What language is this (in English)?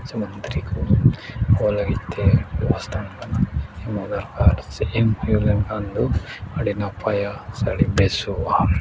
Santali